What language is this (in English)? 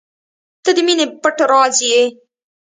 Pashto